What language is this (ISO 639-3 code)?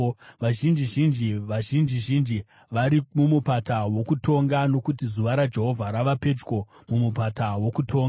sna